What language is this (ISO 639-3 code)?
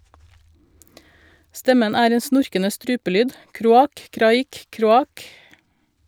nor